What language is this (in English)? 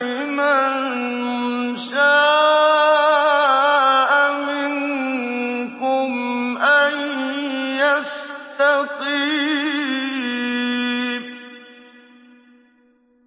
Arabic